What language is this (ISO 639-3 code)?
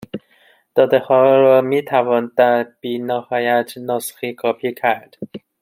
fas